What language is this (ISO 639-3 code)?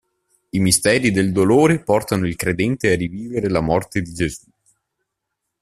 ita